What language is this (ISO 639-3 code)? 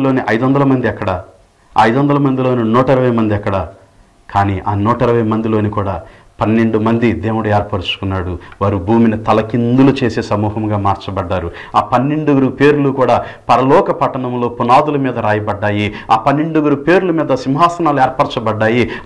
tel